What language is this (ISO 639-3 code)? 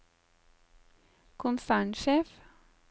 nor